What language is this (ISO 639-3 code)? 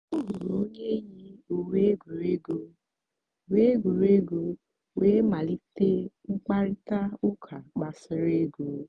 ibo